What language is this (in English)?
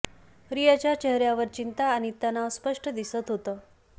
Marathi